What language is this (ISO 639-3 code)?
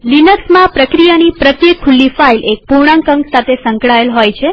guj